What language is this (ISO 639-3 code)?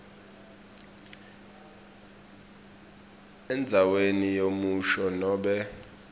ssw